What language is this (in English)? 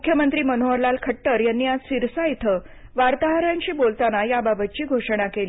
Marathi